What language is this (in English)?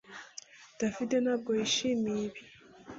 Kinyarwanda